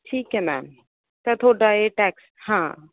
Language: Punjabi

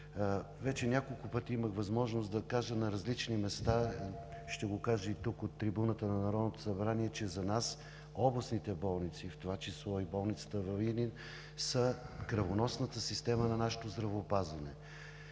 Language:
Bulgarian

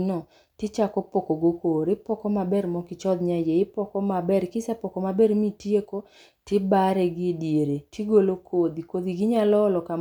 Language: Luo (Kenya and Tanzania)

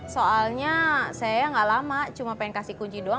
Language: Indonesian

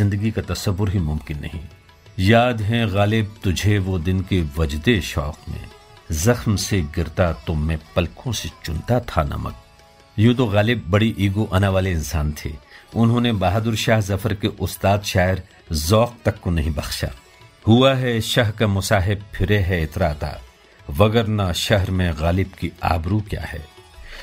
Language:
Hindi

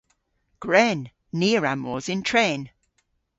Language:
Cornish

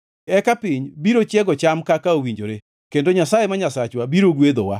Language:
Luo (Kenya and Tanzania)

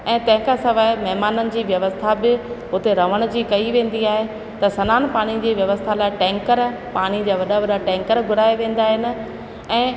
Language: Sindhi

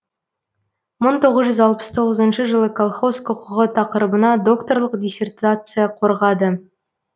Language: Kazakh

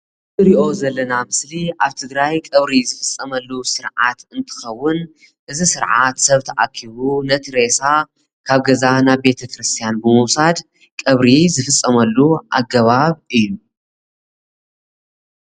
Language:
Tigrinya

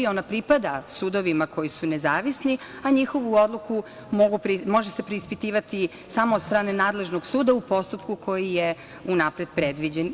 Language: Serbian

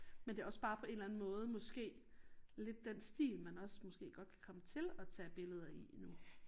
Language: Danish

